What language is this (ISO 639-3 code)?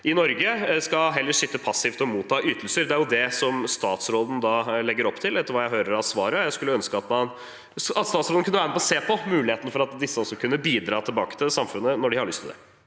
nor